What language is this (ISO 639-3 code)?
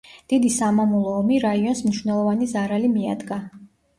kat